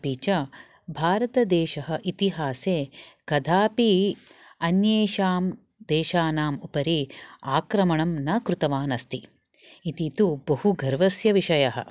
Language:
Sanskrit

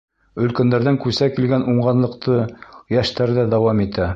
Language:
Bashkir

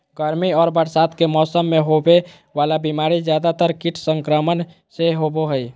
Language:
Magahi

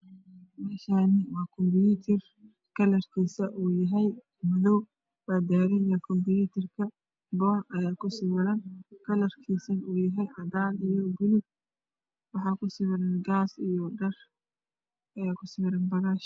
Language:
Somali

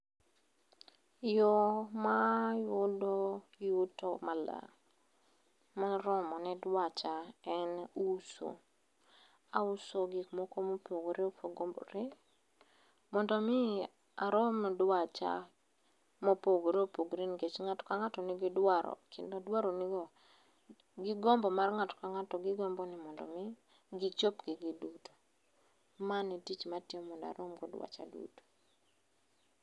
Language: Luo (Kenya and Tanzania)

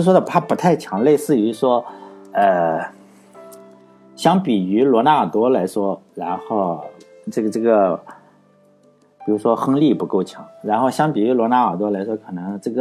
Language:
Chinese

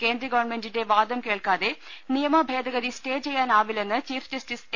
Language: Malayalam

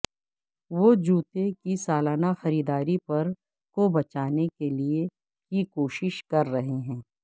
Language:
Urdu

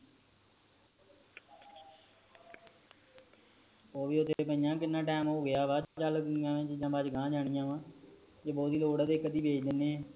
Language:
Punjabi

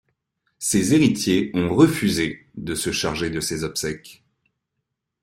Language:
French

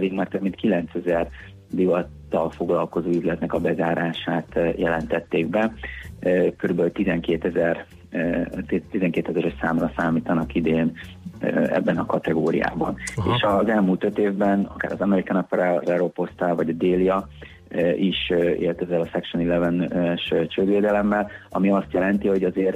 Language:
Hungarian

